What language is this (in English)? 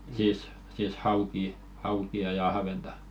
Finnish